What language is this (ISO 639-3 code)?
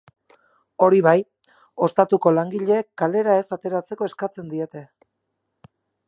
eus